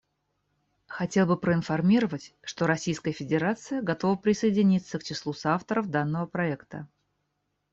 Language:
Russian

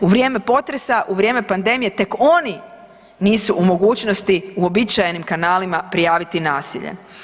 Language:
Croatian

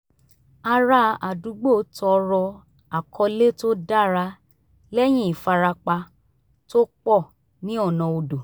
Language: Yoruba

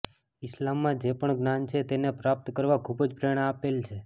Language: Gujarati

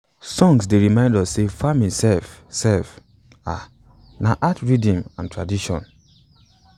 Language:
Nigerian Pidgin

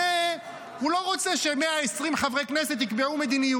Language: Hebrew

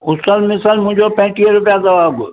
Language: Sindhi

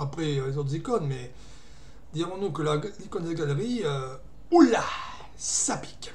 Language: French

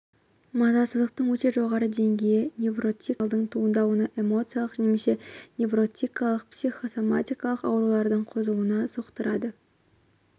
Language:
Kazakh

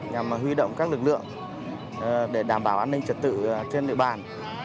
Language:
Vietnamese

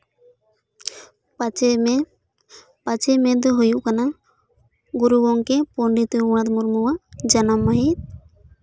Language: Santali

